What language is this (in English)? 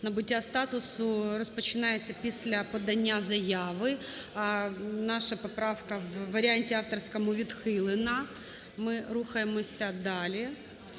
Ukrainian